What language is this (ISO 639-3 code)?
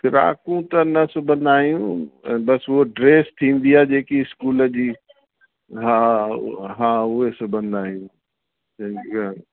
snd